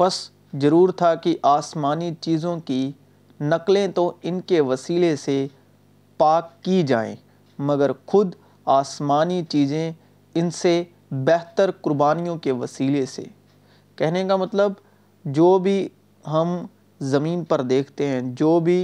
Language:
Urdu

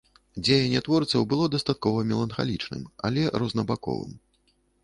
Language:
Belarusian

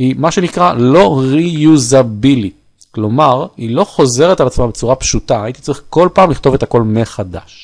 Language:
Hebrew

